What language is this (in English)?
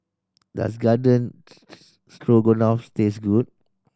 English